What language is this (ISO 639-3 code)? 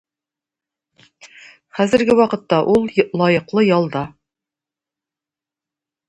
tat